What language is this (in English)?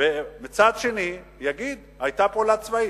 Hebrew